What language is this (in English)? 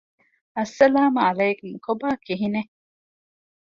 Divehi